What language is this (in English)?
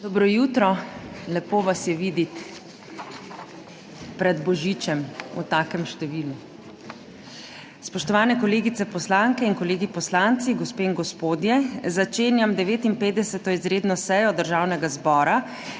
Slovenian